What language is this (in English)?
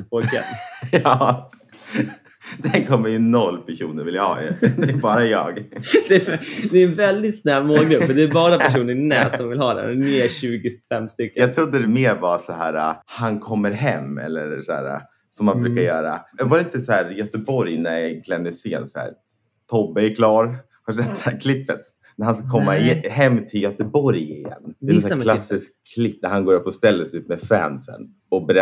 Swedish